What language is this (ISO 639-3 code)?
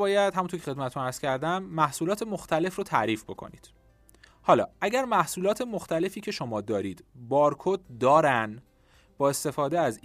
fas